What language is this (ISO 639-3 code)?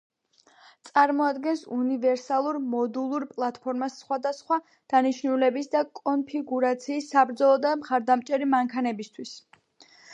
kat